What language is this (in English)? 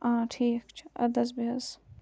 Kashmiri